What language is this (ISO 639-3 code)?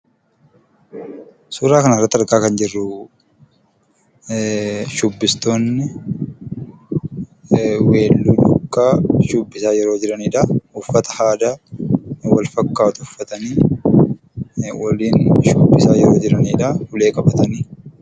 orm